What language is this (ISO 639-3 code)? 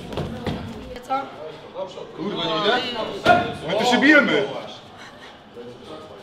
pol